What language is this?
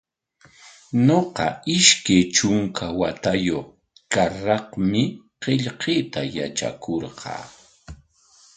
Corongo Ancash Quechua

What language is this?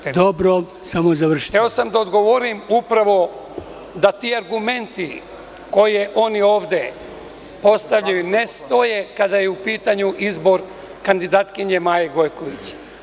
Serbian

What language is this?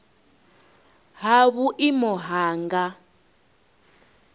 Venda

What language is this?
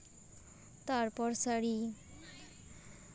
Santali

